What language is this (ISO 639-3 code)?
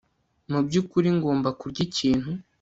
kin